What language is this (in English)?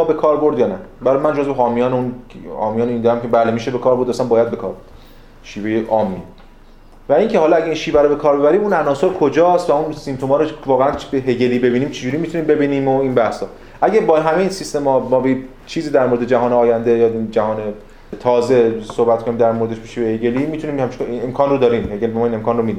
Persian